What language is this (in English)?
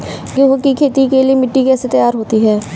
Hindi